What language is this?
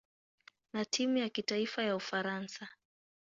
Swahili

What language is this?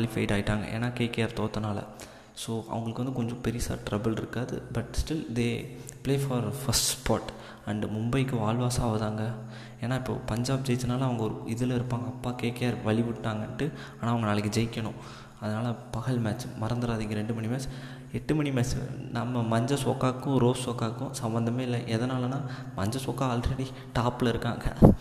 Tamil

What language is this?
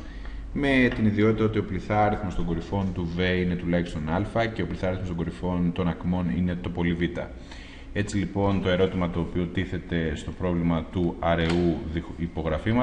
Greek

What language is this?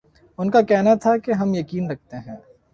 Urdu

